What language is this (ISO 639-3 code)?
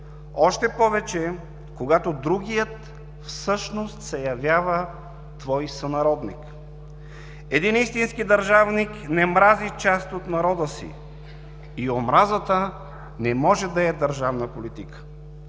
bul